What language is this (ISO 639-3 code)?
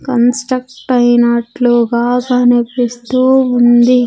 tel